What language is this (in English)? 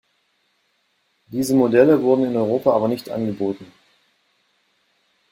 German